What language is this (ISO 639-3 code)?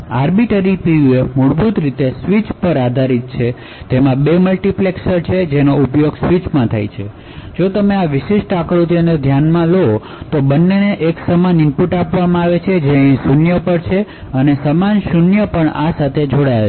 guj